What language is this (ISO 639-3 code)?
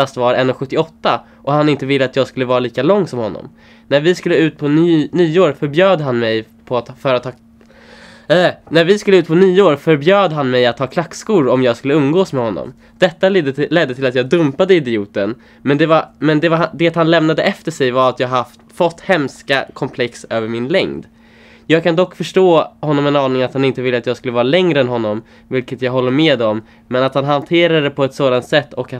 swe